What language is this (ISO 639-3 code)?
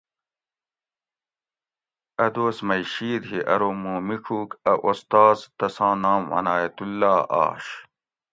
gwc